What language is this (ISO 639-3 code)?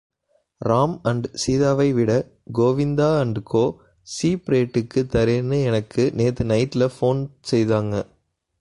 tam